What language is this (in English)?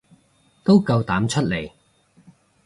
Cantonese